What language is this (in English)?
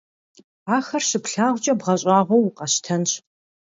Kabardian